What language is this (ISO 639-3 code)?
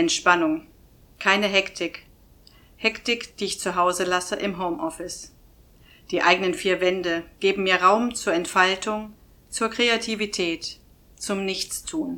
deu